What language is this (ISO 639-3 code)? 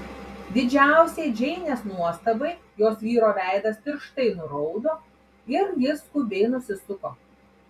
lit